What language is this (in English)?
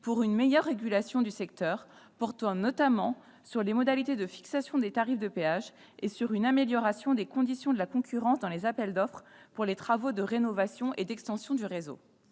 French